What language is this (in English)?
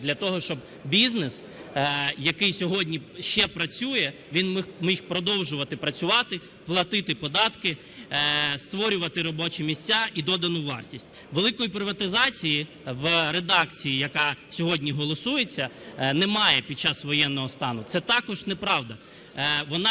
Ukrainian